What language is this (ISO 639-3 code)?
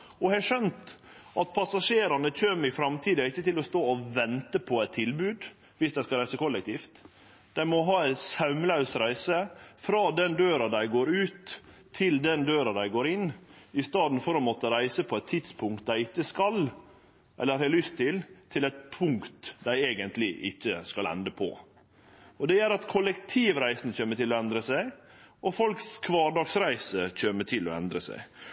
nno